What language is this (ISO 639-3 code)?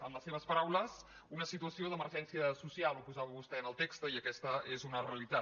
cat